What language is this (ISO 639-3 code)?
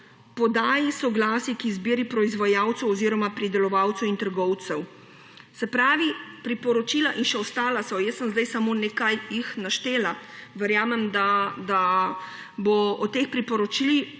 slv